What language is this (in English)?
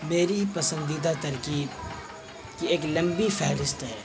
Urdu